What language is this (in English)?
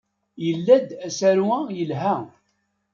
Kabyle